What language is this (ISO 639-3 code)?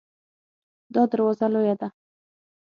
pus